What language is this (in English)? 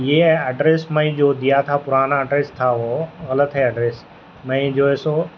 Urdu